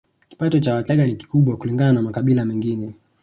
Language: Swahili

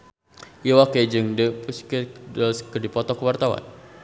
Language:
Sundanese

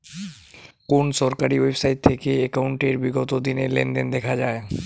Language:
Bangla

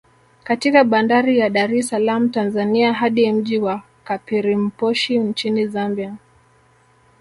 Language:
Swahili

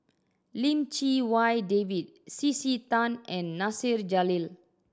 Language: English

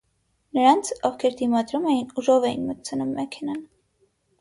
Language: Armenian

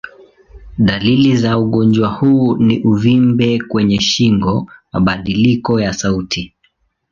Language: Swahili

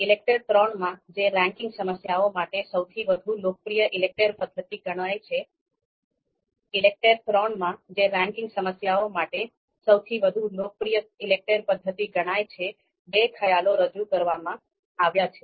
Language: Gujarati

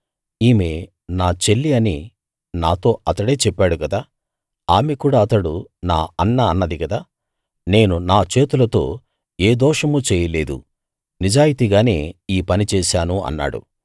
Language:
Telugu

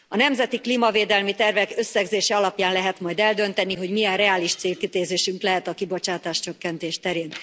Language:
Hungarian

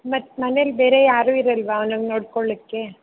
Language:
Kannada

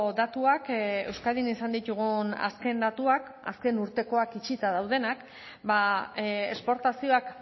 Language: Basque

